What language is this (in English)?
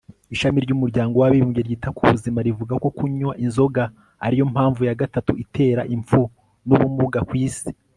Kinyarwanda